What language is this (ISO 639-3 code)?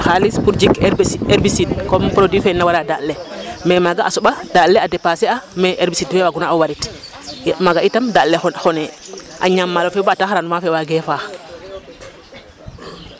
srr